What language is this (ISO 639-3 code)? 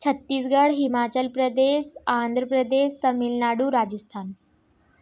hin